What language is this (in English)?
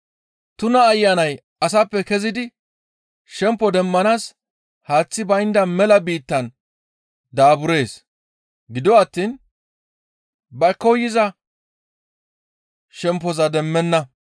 Gamo